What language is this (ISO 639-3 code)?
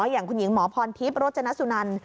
tha